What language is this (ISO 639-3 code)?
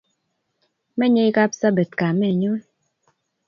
kln